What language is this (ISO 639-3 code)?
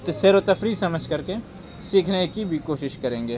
urd